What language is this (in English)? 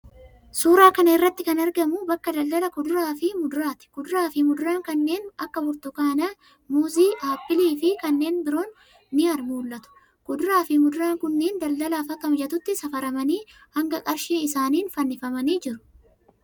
Oromo